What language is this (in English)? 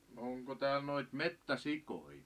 Finnish